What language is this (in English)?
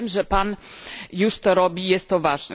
Polish